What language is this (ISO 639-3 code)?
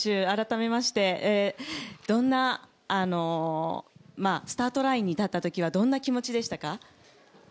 jpn